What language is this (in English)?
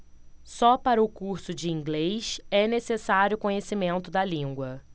Portuguese